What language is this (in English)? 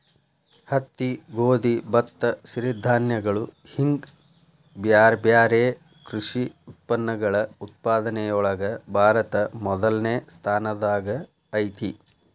Kannada